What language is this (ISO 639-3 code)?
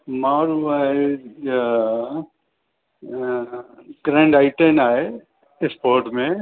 snd